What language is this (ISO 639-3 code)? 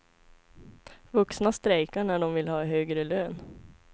swe